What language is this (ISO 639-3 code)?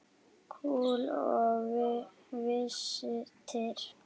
isl